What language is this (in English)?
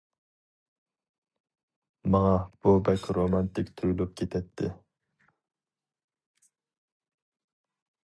Uyghur